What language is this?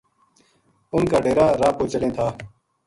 Gujari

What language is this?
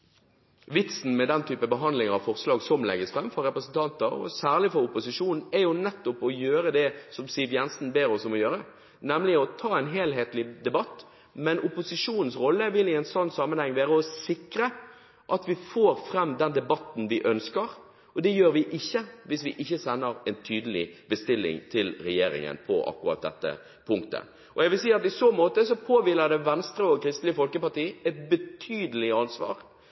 Norwegian Bokmål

